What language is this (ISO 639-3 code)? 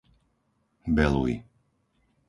slk